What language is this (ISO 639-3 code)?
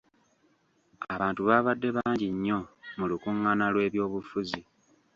lug